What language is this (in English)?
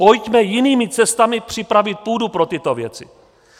Czech